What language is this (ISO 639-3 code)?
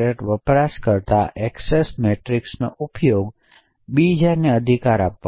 guj